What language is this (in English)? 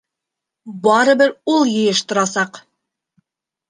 Bashkir